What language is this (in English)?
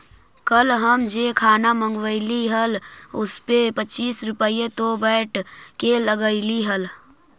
Magahi